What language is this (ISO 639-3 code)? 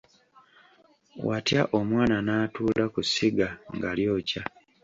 lug